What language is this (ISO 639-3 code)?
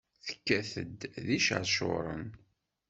kab